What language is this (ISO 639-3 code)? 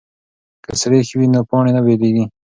pus